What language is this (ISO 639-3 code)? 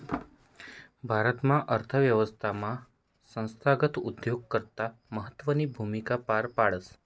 mar